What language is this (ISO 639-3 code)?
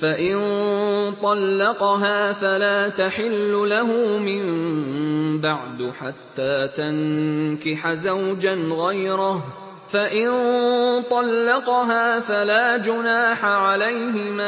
ara